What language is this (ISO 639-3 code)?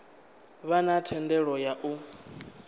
ven